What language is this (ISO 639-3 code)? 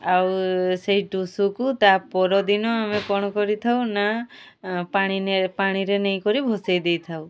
ori